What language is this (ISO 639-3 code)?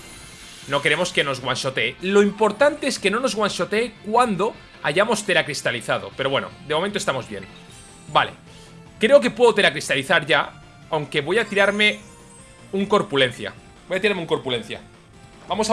spa